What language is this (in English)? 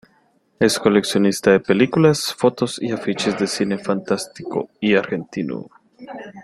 Spanish